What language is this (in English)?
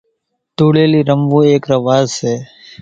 Kachi Koli